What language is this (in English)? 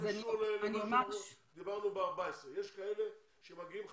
Hebrew